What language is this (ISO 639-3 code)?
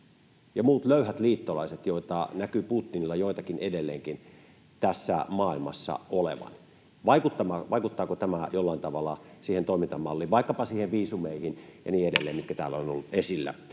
fin